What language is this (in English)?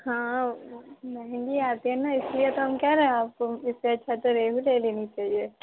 Urdu